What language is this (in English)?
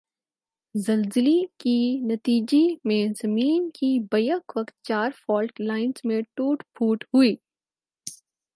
Urdu